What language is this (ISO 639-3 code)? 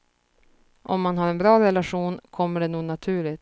swe